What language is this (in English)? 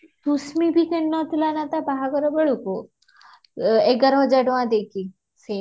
Odia